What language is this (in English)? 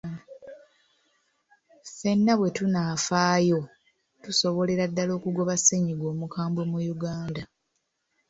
Ganda